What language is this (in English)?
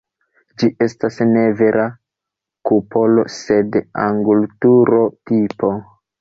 Esperanto